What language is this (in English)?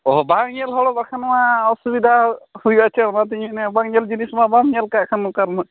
Santali